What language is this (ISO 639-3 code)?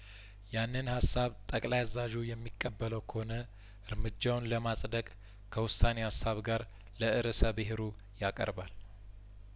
amh